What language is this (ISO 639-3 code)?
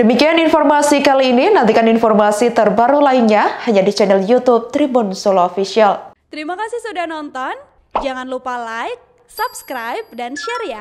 ind